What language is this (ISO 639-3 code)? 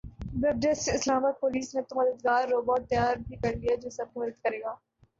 urd